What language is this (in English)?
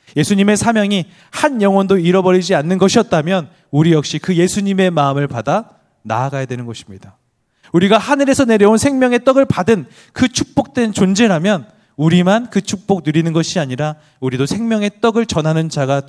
Korean